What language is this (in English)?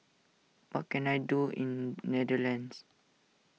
English